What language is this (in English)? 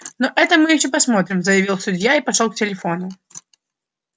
Russian